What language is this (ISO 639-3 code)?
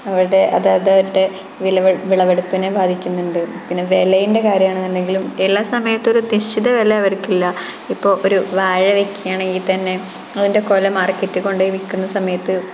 mal